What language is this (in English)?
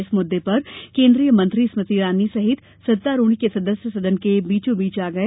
Hindi